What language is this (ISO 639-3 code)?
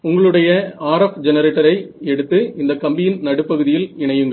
tam